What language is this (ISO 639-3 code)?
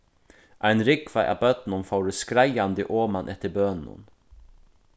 fao